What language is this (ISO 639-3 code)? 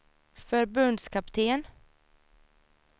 swe